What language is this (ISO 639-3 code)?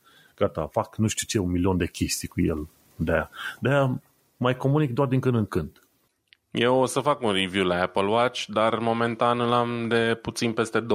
ron